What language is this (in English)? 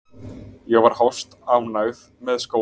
Icelandic